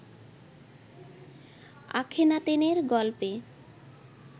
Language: Bangla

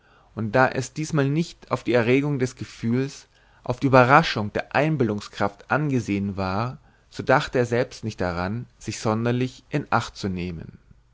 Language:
German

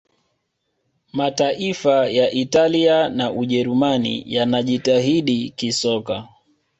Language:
Swahili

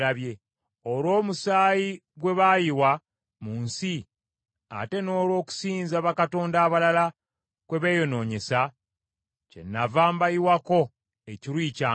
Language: Ganda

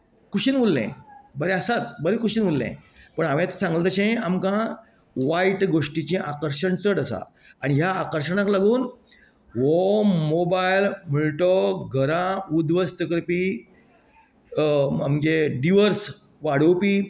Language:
Konkani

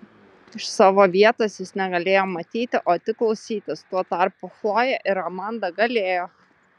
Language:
Lithuanian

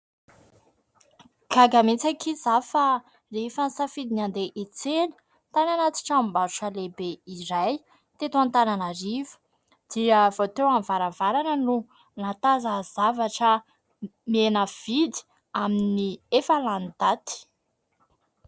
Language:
Malagasy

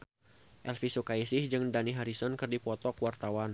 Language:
Sundanese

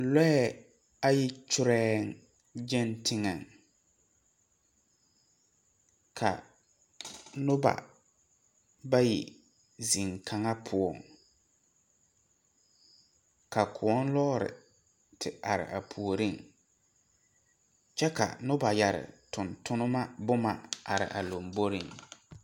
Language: Southern Dagaare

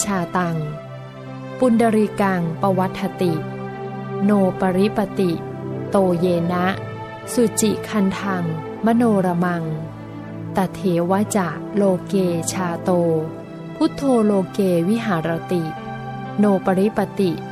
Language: Thai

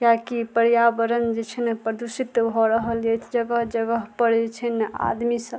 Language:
Maithili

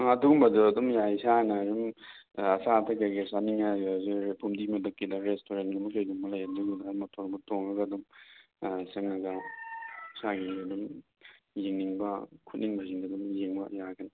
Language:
Manipuri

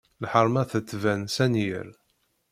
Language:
Kabyle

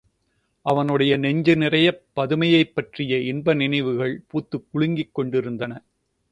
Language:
Tamil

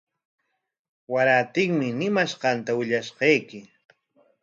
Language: Corongo Ancash Quechua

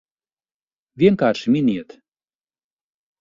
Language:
Latvian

